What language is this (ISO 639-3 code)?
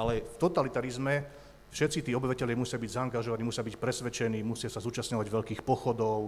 slk